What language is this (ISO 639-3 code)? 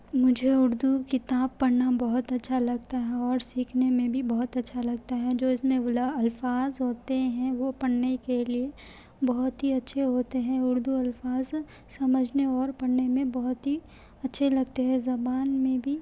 urd